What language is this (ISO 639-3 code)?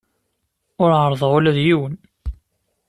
kab